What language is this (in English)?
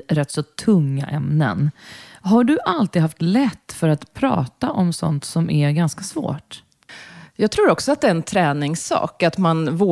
Swedish